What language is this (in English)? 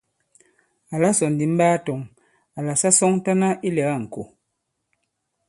Bankon